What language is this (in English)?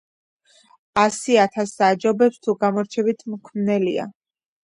Georgian